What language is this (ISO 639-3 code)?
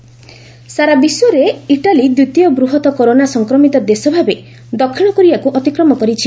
ori